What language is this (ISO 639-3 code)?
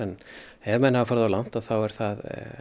isl